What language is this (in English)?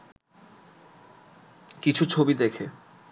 Bangla